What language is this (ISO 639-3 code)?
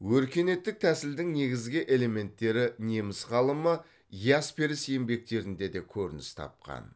kaz